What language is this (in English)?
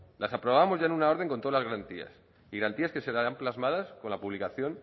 Spanish